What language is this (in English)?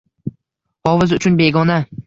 Uzbek